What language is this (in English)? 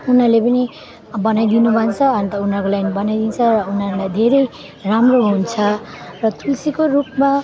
Nepali